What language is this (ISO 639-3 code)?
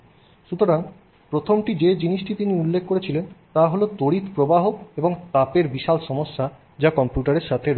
ben